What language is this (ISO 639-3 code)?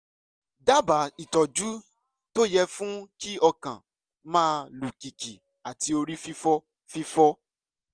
yor